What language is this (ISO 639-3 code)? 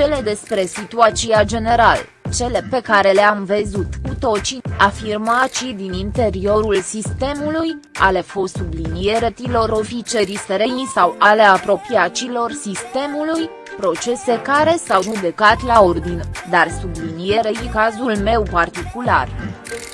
ron